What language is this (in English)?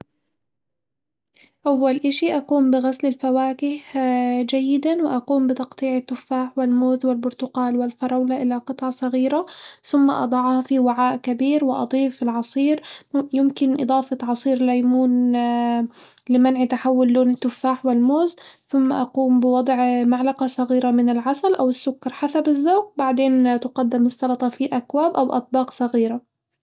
Hijazi Arabic